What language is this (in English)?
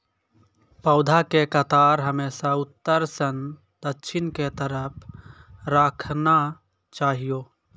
Maithili